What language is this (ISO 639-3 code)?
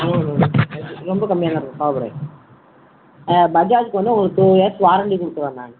tam